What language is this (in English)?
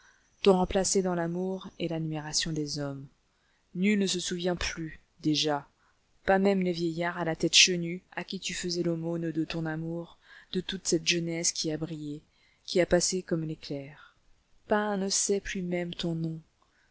French